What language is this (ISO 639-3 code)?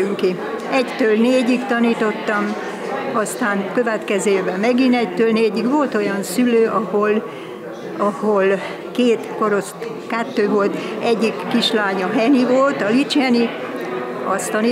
hun